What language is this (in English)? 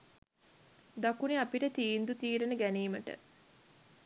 Sinhala